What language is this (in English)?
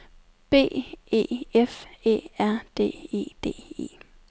Danish